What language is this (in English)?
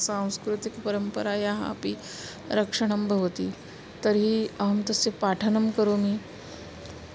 Sanskrit